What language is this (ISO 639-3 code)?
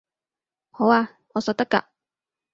yue